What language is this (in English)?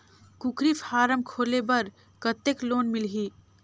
Chhattisgarhi